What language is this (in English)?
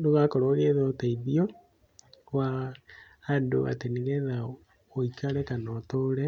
Kikuyu